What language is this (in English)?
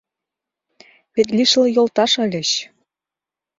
Mari